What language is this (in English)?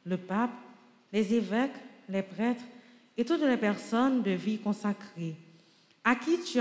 French